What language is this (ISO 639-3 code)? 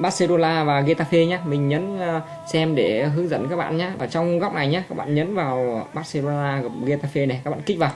vie